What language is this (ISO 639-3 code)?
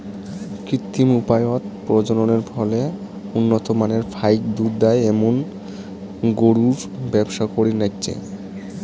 ben